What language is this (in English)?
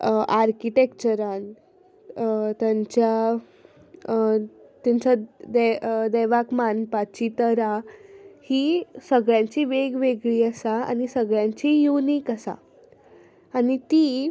Konkani